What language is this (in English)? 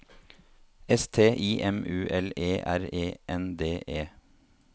Norwegian